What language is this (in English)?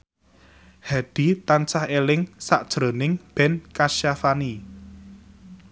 Javanese